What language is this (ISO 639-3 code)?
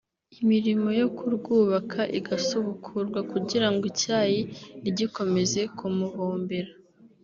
kin